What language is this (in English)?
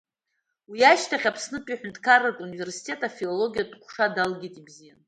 Abkhazian